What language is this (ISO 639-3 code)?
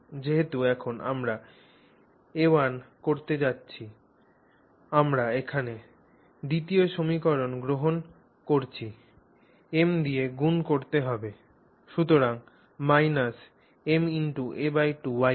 ben